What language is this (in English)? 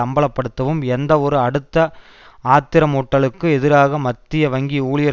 Tamil